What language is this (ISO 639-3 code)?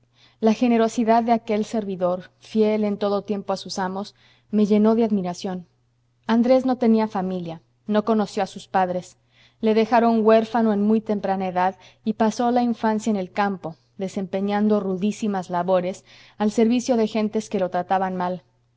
spa